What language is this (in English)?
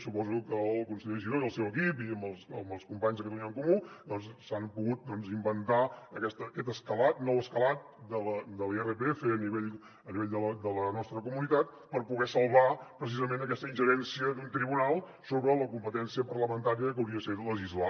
Catalan